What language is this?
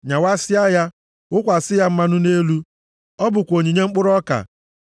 Igbo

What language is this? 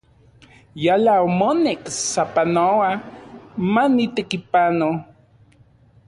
Central Puebla Nahuatl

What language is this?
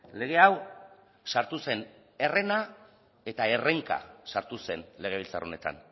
Basque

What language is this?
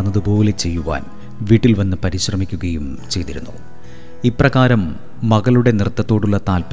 Malayalam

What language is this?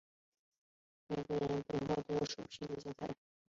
Chinese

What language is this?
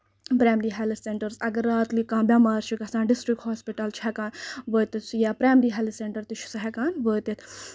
Kashmiri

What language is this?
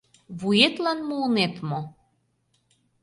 Mari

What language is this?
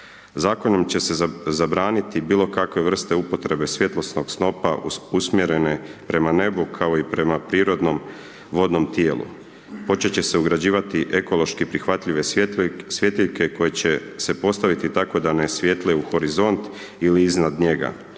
Croatian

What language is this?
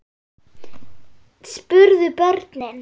Icelandic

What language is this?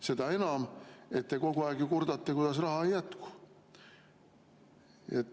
Estonian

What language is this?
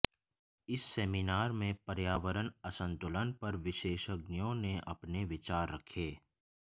Hindi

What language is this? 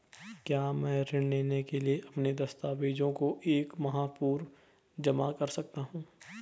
Hindi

